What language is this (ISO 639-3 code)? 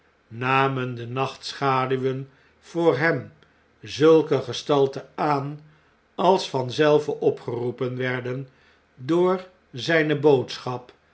nld